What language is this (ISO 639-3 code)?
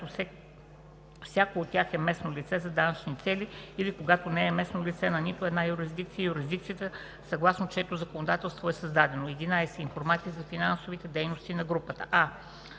bul